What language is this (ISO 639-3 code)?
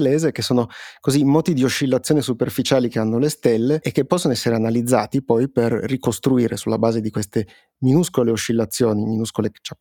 ita